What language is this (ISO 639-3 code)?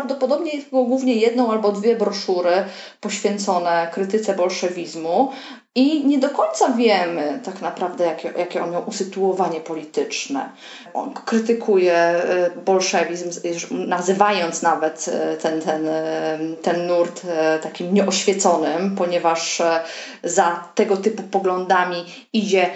pol